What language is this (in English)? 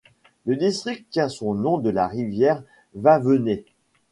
French